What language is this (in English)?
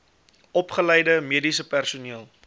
Afrikaans